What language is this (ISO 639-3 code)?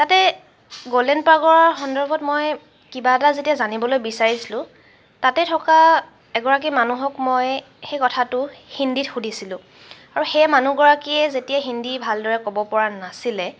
asm